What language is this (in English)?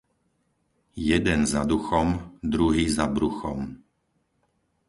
Slovak